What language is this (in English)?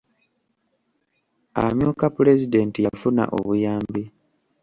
Ganda